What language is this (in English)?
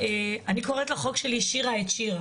Hebrew